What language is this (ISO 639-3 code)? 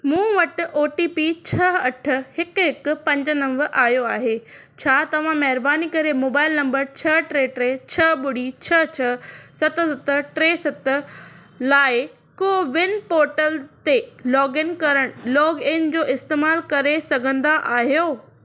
snd